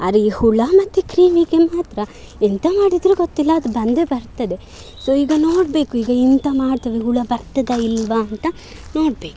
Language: Kannada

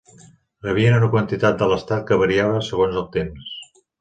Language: Catalan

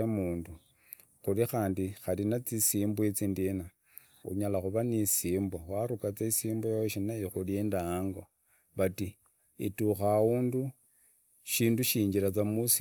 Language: Idakho-Isukha-Tiriki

